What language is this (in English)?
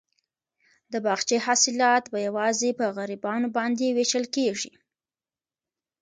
Pashto